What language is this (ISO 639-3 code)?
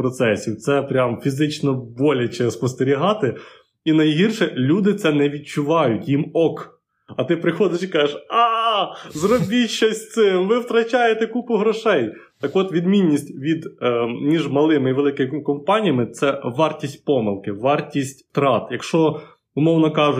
ukr